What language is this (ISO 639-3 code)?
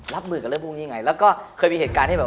tha